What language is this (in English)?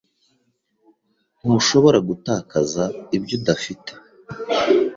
Kinyarwanda